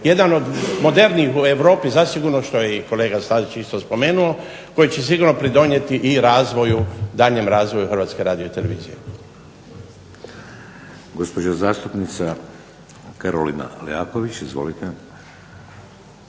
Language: Croatian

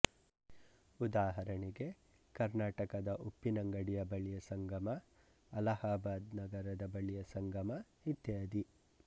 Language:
Kannada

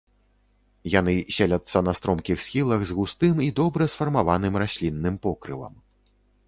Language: Belarusian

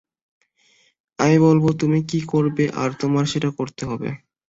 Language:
Bangla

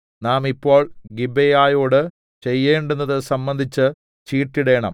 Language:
Malayalam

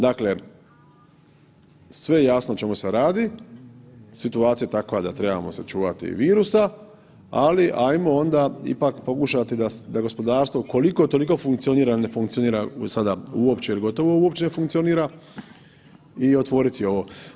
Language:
Croatian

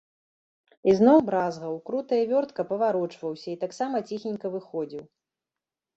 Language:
Belarusian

